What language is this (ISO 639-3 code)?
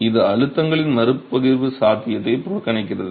tam